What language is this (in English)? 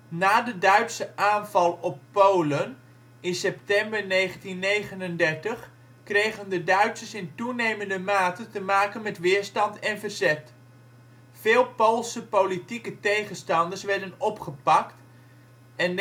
Dutch